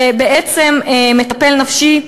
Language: Hebrew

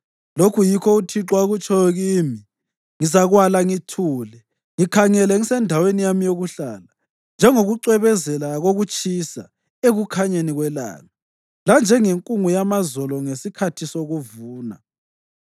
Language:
North Ndebele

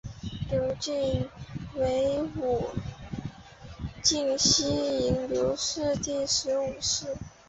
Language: Chinese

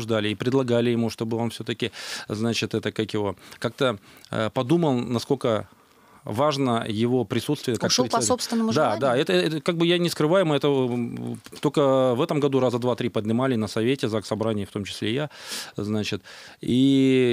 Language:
Russian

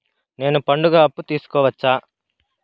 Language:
Telugu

